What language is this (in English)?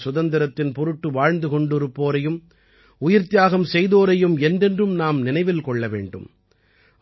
Tamil